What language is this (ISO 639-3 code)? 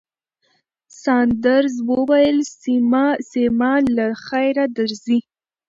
pus